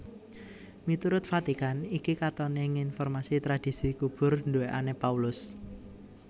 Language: Javanese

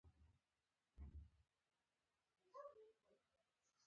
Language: Pashto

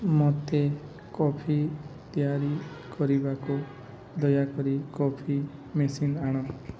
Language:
Odia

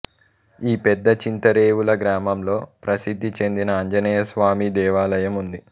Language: Telugu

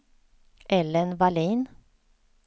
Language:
Swedish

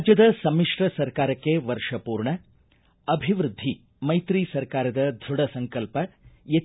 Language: Kannada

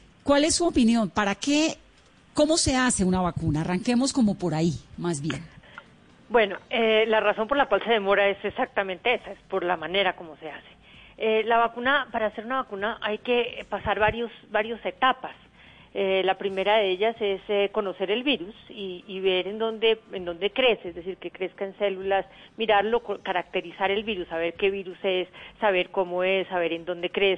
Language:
Spanish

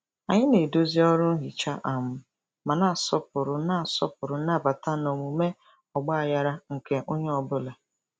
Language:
Igbo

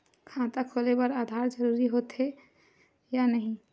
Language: Chhattisgarhi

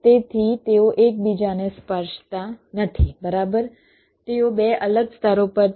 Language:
Gujarati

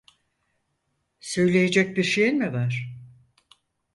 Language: Turkish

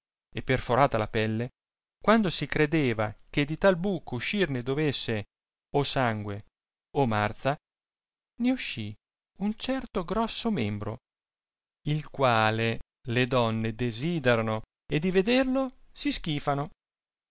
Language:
Italian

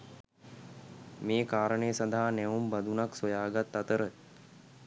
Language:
Sinhala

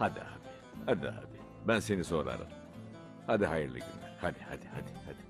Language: Turkish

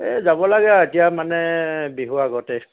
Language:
Assamese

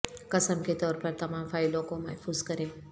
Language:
Urdu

